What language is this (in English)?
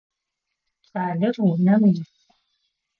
Adyghe